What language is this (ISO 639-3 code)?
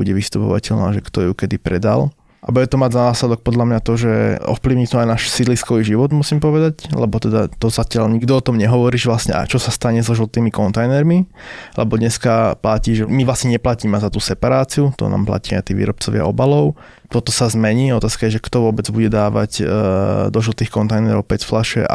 slk